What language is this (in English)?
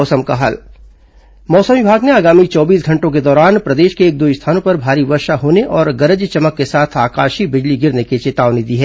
Hindi